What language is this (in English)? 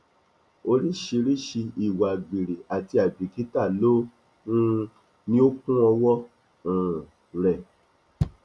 Yoruba